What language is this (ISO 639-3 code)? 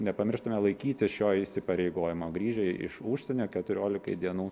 lit